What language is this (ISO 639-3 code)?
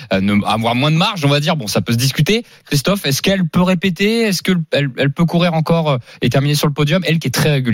fra